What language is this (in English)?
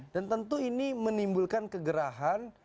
Indonesian